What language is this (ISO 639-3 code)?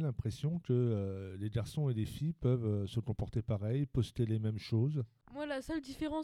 fra